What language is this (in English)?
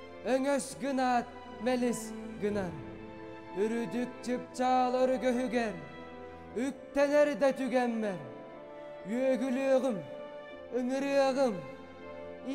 Turkish